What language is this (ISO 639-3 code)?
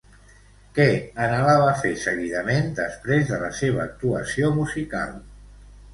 cat